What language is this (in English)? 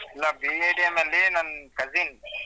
Kannada